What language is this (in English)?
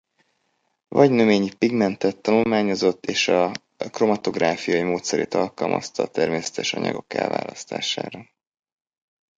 Hungarian